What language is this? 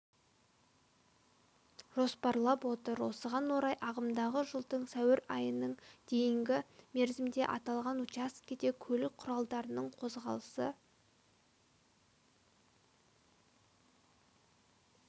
Kazakh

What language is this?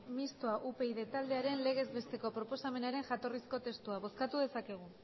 Basque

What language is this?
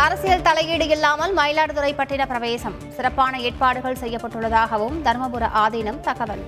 Tamil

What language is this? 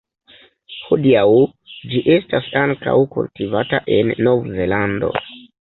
Esperanto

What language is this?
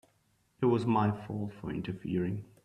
English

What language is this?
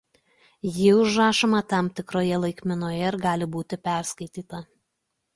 Lithuanian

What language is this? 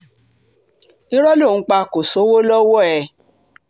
Yoruba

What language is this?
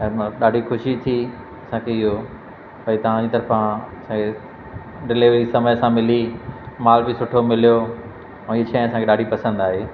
Sindhi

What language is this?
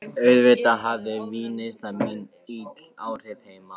Icelandic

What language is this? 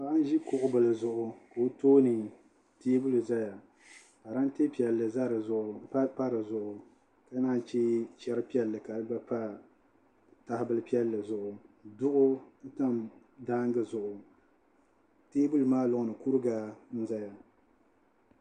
Dagbani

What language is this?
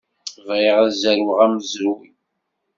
Kabyle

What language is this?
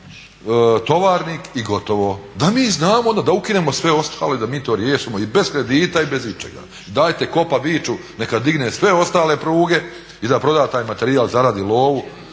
Croatian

